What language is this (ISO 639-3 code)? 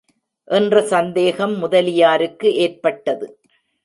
tam